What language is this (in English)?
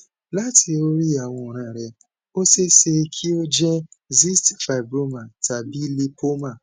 Yoruba